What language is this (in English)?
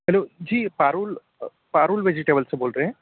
Hindi